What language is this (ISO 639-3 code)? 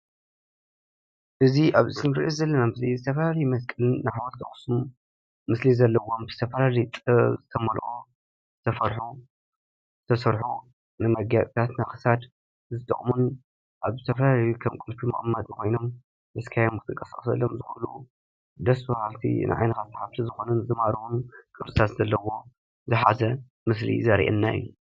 tir